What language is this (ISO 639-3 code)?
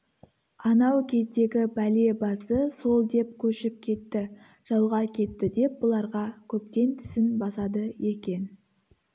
kaz